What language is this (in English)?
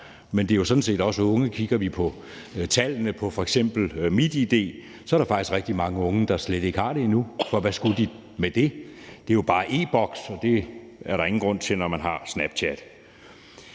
Danish